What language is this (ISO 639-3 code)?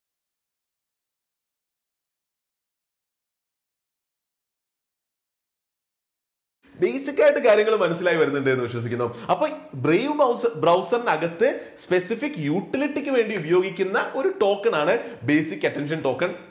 mal